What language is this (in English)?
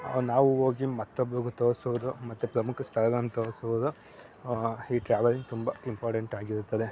Kannada